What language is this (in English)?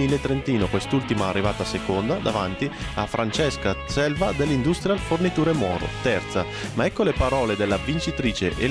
Italian